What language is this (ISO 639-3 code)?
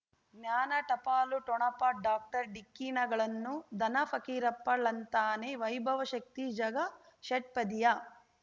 kan